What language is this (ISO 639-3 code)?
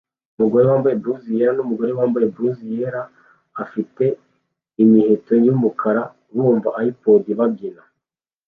kin